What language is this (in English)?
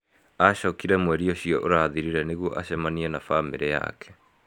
Kikuyu